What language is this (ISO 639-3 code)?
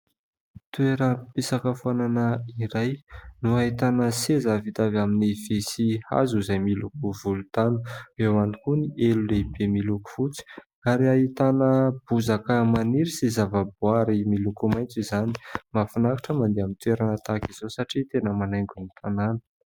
mlg